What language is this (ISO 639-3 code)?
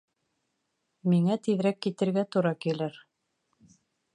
bak